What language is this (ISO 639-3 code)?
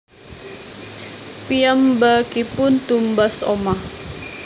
jav